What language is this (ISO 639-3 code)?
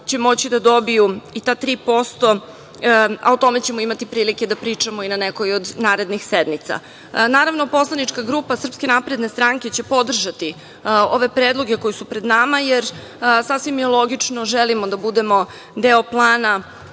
srp